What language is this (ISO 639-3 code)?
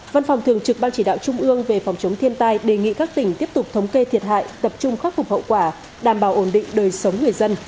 vie